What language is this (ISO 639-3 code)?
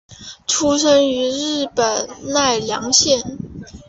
zho